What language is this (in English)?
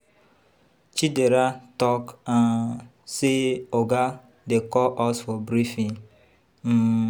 Nigerian Pidgin